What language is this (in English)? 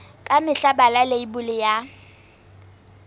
Southern Sotho